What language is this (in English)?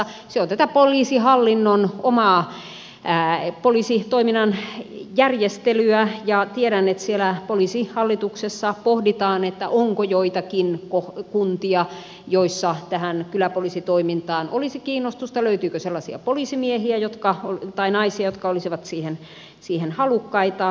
Finnish